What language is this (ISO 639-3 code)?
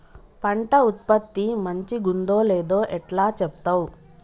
tel